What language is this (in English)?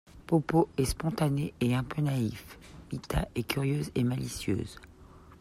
French